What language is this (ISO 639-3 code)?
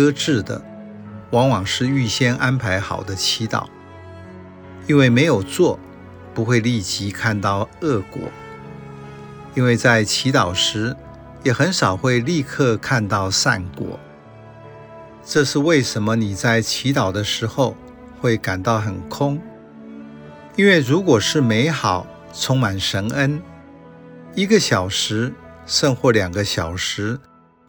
zho